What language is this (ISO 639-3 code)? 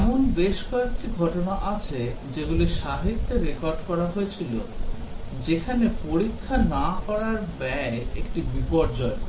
ben